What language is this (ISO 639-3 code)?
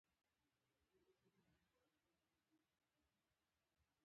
pus